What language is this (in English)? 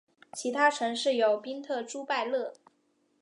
Chinese